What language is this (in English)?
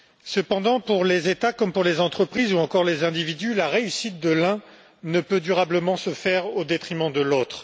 French